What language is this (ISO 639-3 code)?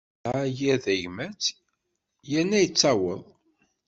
kab